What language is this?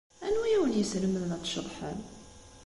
Kabyle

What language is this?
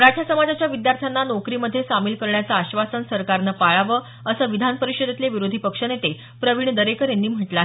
Marathi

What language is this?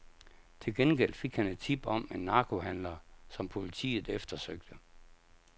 Danish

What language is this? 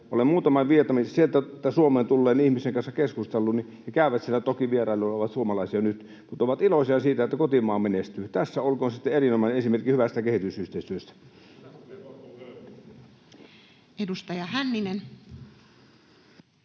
Finnish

